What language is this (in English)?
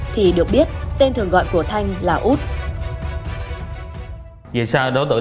Vietnamese